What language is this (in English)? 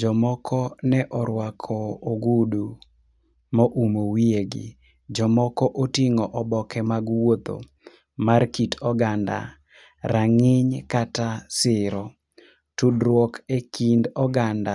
Luo (Kenya and Tanzania)